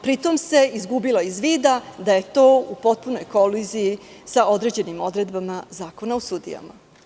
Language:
Serbian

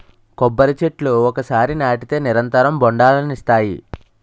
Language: Telugu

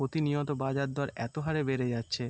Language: Bangla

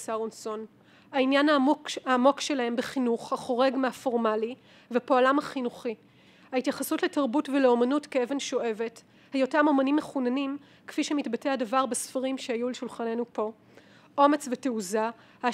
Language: Hebrew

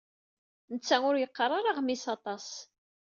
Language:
Kabyle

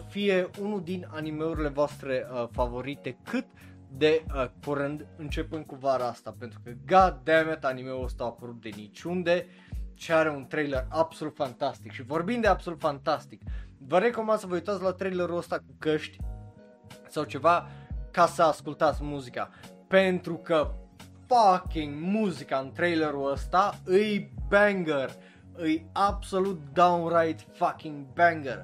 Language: Romanian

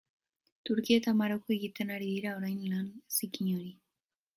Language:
Basque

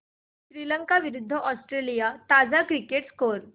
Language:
Marathi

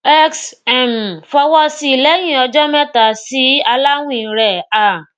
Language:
Yoruba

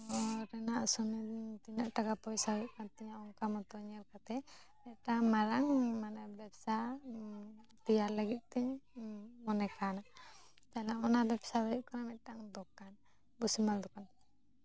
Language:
Santali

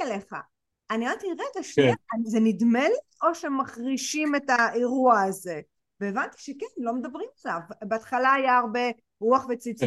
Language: Hebrew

